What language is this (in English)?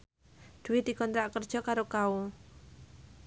Javanese